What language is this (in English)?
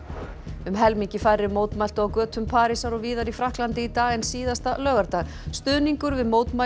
Icelandic